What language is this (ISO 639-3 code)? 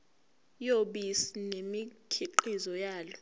zul